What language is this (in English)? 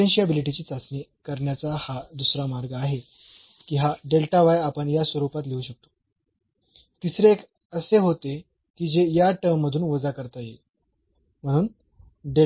Marathi